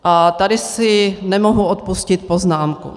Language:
Czech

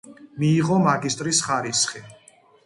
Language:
Georgian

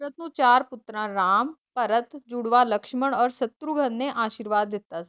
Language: Punjabi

